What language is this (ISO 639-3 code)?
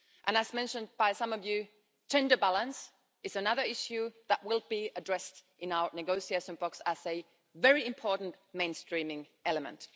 eng